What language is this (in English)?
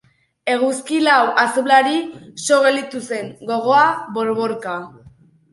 Basque